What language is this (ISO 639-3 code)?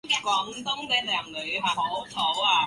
zho